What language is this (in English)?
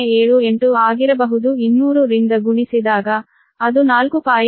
Kannada